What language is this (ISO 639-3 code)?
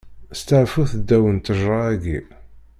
kab